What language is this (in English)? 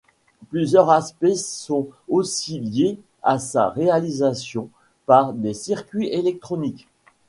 French